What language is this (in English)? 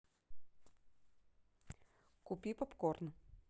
Russian